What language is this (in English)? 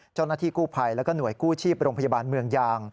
Thai